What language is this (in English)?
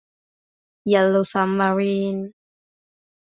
Italian